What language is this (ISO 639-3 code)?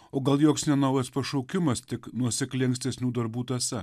lit